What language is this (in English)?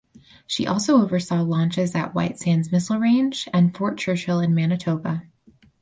English